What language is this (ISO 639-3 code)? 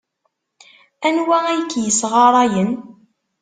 kab